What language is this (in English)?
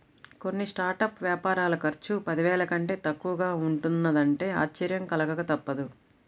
Telugu